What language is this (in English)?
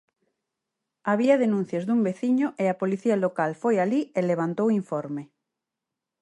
Galician